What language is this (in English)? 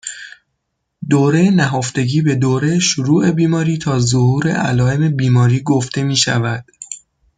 Persian